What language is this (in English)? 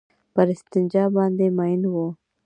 Pashto